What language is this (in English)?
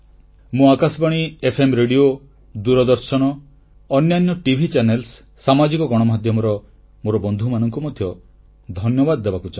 Odia